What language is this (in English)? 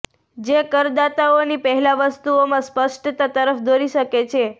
Gujarati